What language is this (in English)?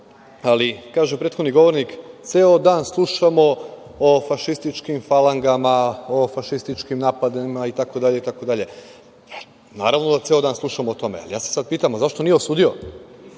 Serbian